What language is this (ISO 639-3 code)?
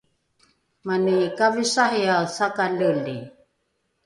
dru